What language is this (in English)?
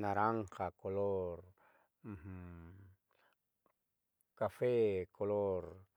Southeastern Nochixtlán Mixtec